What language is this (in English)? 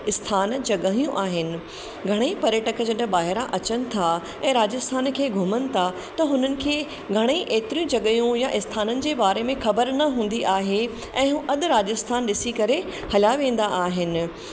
Sindhi